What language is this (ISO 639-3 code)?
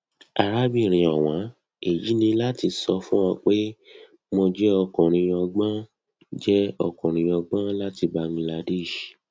yor